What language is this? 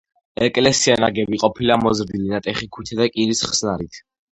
Georgian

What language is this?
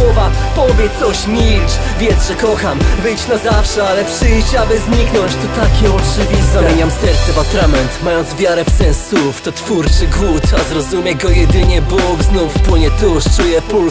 Polish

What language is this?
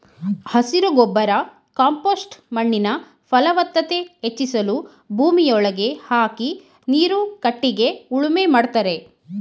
Kannada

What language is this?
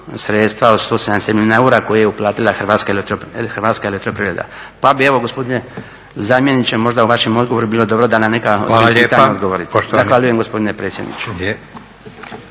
Croatian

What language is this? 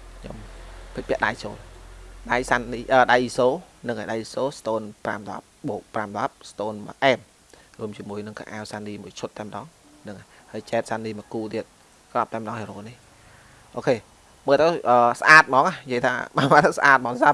Vietnamese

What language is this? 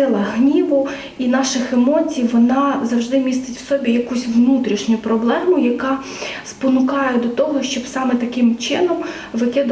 Ukrainian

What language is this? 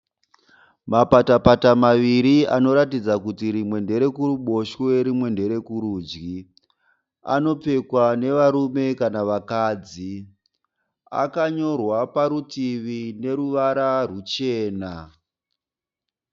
Shona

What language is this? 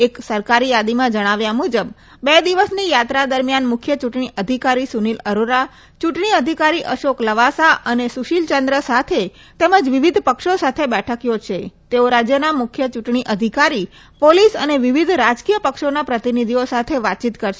Gujarati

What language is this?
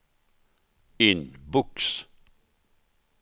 Swedish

